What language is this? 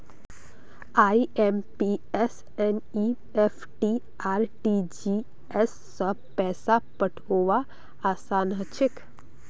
Magahi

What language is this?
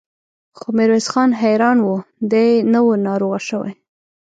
Pashto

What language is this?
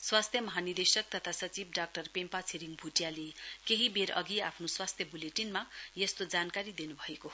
Nepali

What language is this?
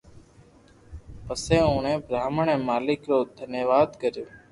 Loarki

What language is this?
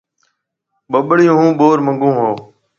Marwari (Pakistan)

